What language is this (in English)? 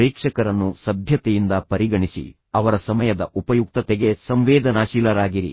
Kannada